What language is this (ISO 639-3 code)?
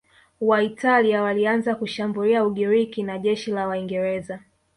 swa